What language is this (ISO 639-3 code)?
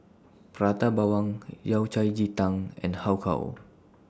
eng